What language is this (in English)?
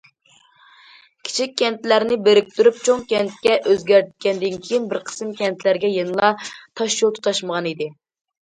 Uyghur